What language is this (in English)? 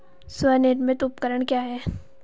Hindi